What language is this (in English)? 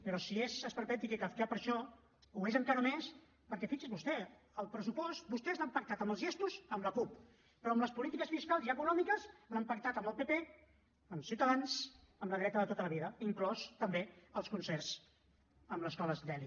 Catalan